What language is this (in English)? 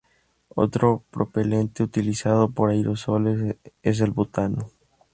Spanish